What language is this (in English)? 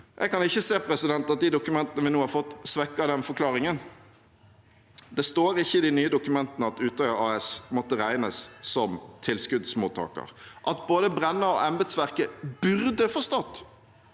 Norwegian